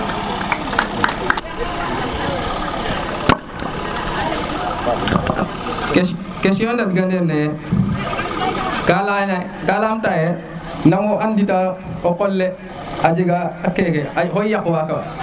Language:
Serer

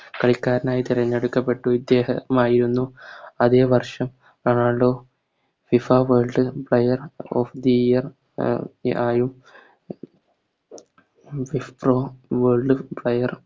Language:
Malayalam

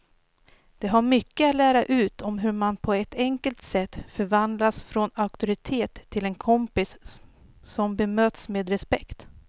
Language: Swedish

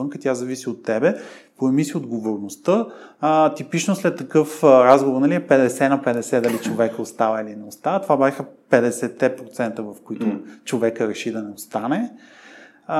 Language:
Bulgarian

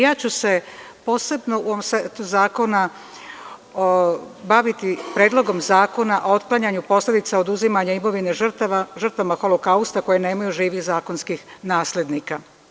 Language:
Serbian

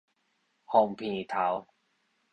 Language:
Min Nan Chinese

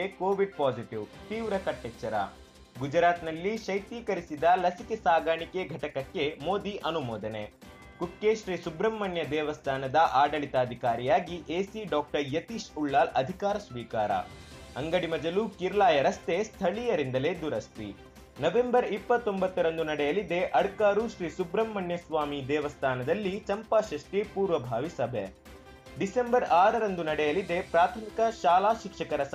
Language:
Kannada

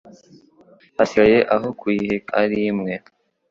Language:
Kinyarwanda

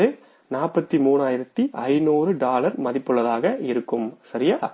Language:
Tamil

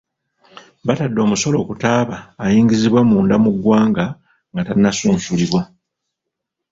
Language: Ganda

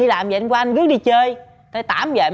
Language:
Vietnamese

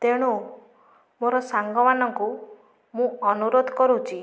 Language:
Odia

